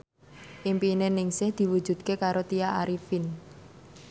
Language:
Javanese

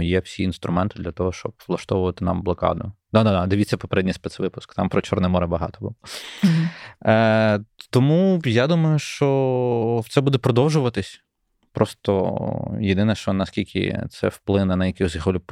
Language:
Ukrainian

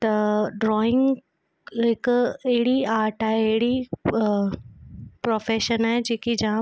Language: Sindhi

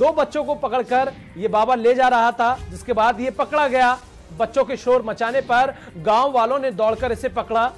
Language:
Hindi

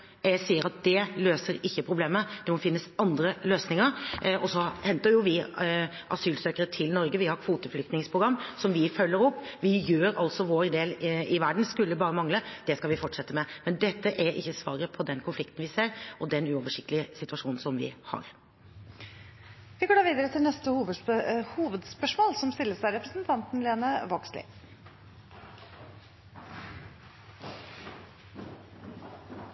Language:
Norwegian Bokmål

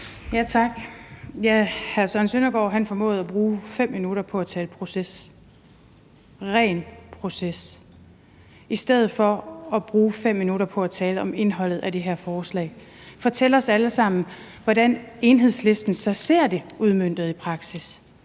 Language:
Danish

